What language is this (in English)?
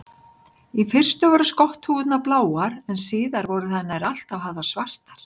Icelandic